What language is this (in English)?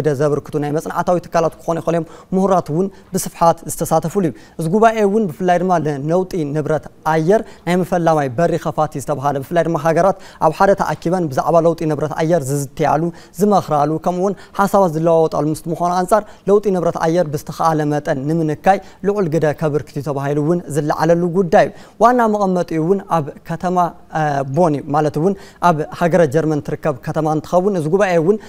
Arabic